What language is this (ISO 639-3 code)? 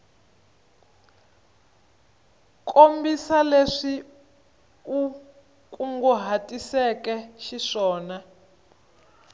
tso